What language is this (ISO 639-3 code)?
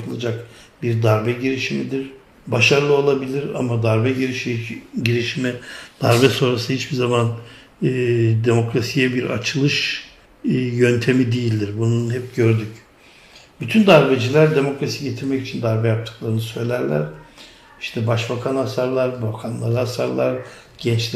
tur